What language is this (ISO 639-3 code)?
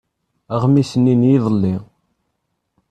kab